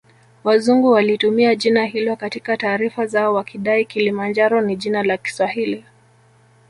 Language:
Swahili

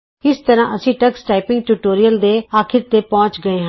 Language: Punjabi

